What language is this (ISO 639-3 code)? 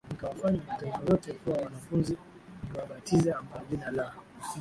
swa